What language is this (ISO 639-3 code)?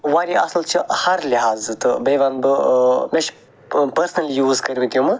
kas